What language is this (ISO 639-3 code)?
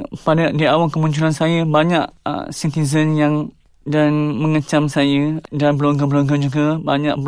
msa